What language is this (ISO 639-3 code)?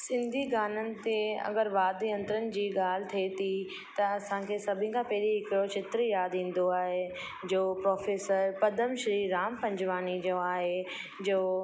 snd